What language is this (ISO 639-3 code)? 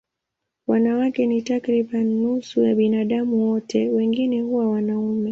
swa